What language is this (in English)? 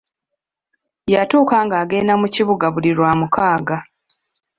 Ganda